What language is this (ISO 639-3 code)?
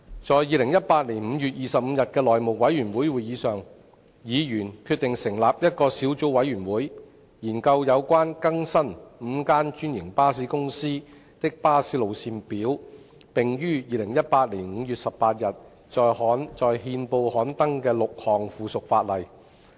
yue